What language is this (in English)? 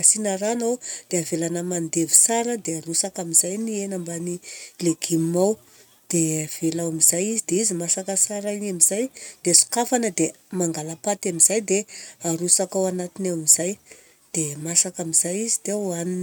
Southern Betsimisaraka Malagasy